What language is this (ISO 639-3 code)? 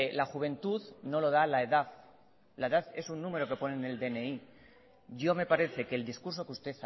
spa